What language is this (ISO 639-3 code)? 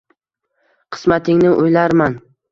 uzb